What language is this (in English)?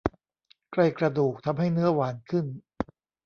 Thai